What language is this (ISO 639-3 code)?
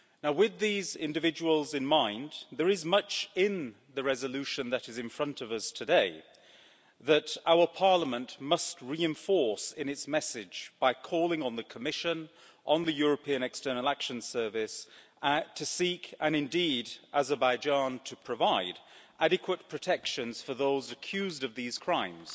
eng